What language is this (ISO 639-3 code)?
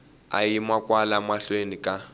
tso